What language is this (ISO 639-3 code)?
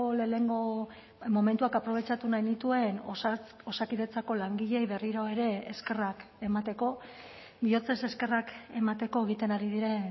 eus